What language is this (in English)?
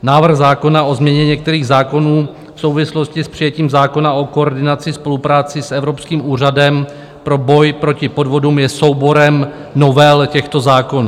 Czech